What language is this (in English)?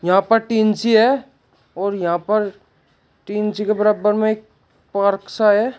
Hindi